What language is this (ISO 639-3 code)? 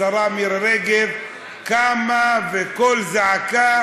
heb